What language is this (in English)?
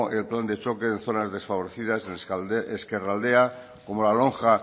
Spanish